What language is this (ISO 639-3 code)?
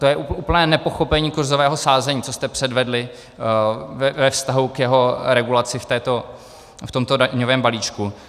ces